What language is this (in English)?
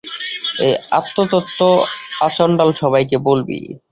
Bangla